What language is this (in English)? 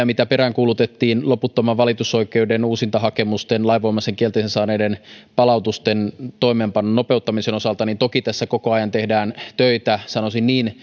Finnish